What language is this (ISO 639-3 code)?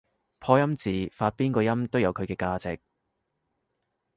yue